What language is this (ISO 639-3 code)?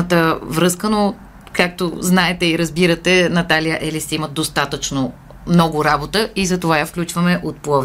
bul